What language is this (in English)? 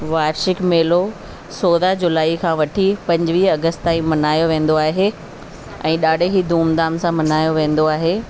Sindhi